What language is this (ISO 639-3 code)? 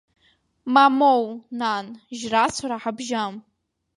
abk